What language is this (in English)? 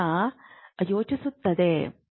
Kannada